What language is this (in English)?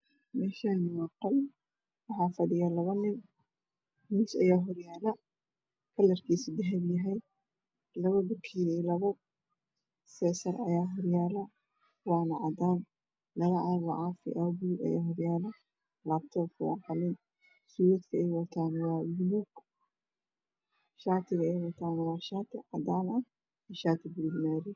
Somali